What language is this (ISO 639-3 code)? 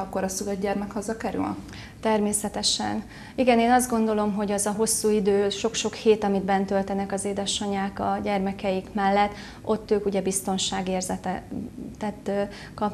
hun